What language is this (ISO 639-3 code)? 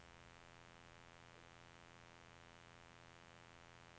nor